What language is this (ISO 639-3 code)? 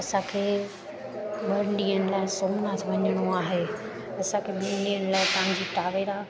snd